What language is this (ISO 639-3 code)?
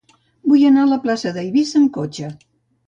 cat